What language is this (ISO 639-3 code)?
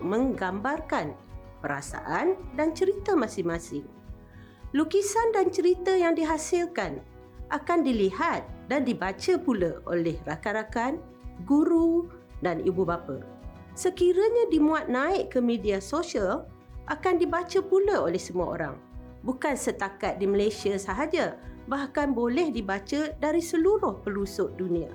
msa